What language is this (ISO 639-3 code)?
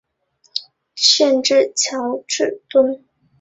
zho